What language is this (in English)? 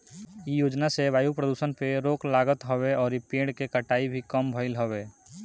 Bhojpuri